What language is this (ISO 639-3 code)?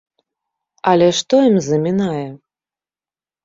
bel